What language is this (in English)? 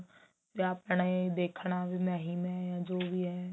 Punjabi